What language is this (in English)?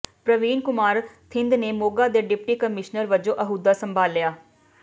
Punjabi